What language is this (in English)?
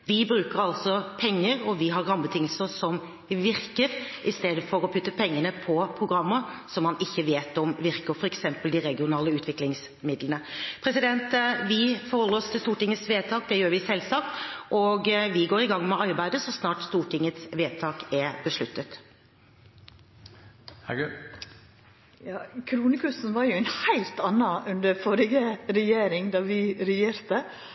Norwegian